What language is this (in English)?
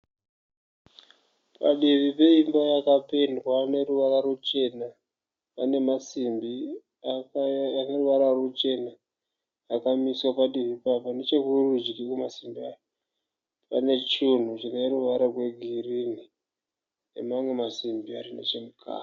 Shona